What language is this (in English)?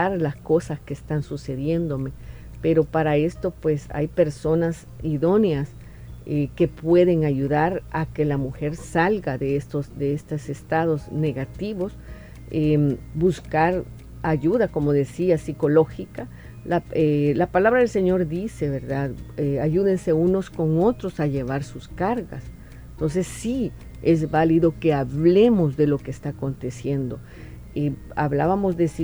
Spanish